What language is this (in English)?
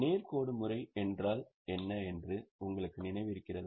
Tamil